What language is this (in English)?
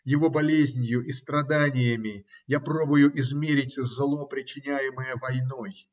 Russian